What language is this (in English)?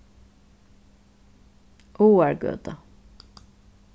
Faroese